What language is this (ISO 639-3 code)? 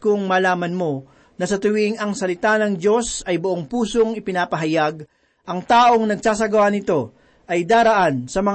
fil